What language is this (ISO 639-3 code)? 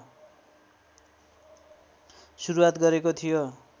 nep